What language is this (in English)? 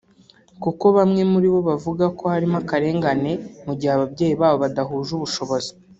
Kinyarwanda